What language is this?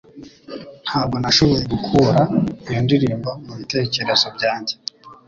Kinyarwanda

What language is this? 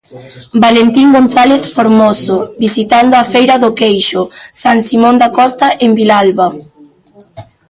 Galician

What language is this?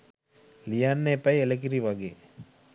Sinhala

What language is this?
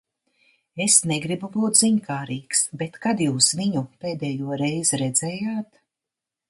Latvian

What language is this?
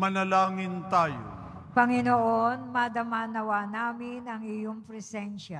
Filipino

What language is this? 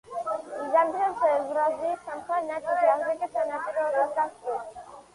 Georgian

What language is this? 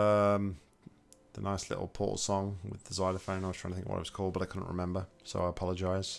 English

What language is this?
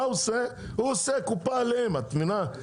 Hebrew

